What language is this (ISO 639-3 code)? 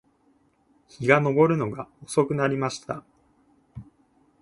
jpn